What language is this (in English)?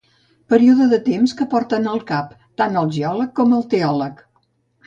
Catalan